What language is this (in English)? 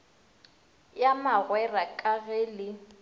Northern Sotho